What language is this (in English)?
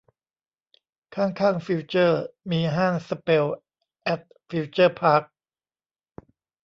Thai